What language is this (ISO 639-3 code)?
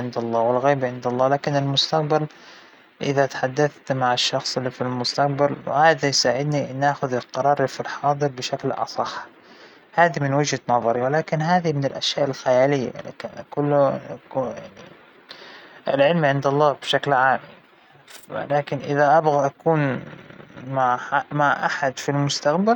acw